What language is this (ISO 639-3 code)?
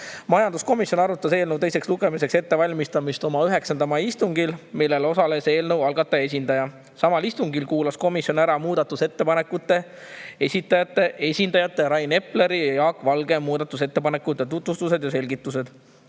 est